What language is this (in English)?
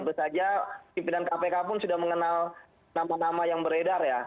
Indonesian